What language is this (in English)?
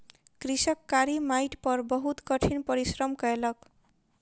Maithili